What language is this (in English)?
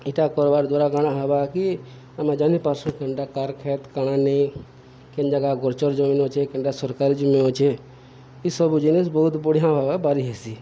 Odia